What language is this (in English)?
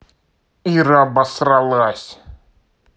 Russian